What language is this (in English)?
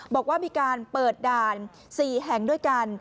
Thai